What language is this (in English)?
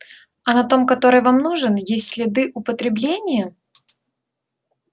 Russian